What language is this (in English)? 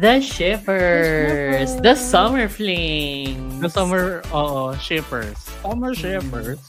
Filipino